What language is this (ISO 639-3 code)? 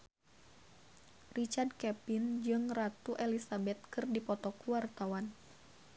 sun